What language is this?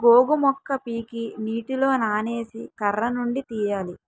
Telugu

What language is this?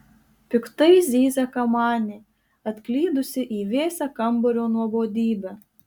Lithuanian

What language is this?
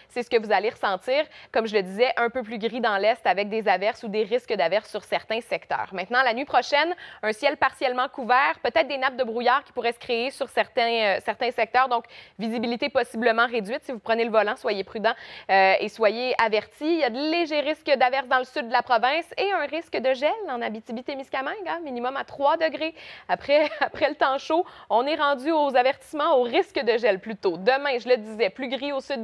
French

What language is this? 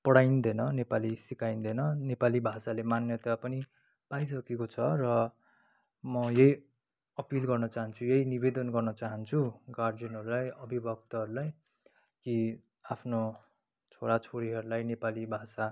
Nepali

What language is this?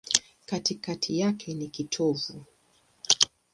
Swahili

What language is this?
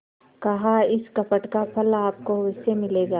Hindi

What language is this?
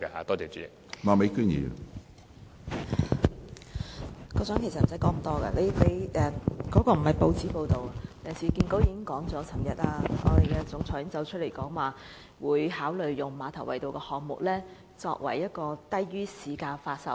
Cantonese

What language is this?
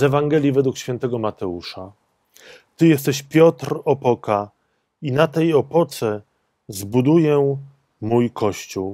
Polish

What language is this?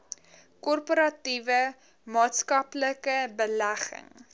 Afrikaans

